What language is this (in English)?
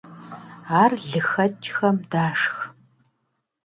Kabardian